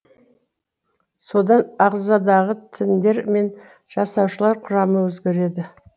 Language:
Kazakh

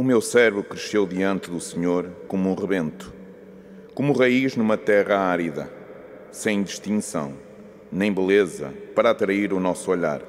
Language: Portuguese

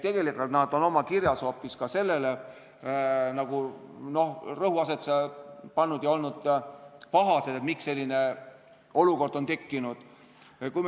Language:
Estonian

